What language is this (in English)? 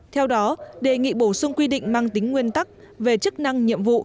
Vietnamese